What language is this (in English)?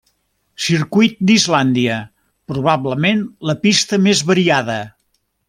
Catalan